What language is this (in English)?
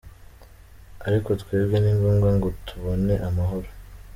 Kinyarwanda